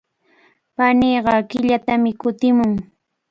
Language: Cajatambo North Lima Quechua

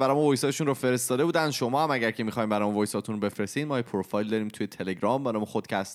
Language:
Persian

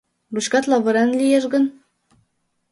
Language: Mari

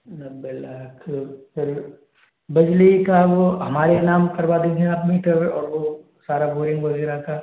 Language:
Hindi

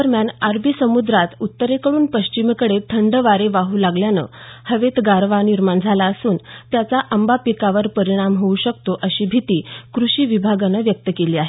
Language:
Marathi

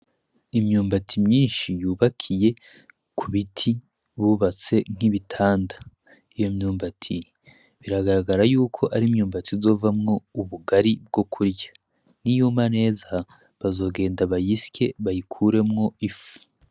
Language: Rundi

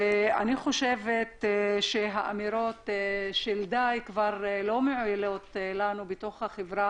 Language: Hebrew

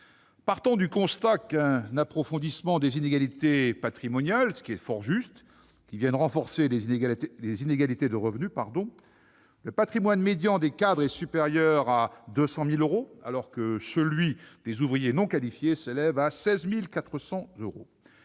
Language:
French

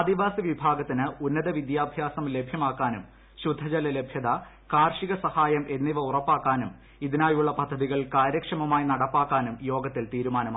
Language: Malayalam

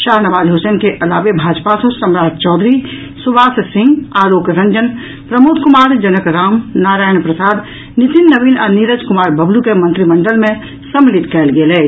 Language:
Maithili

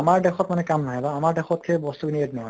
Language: Assamese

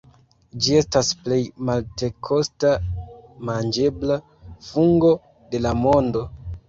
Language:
Esperanto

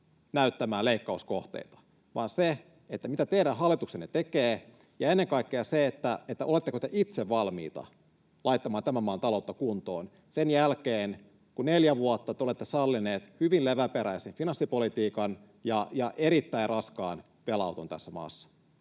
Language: Finnish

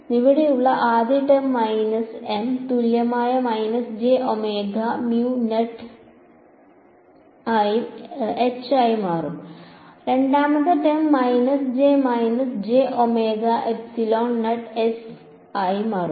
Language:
Malayalam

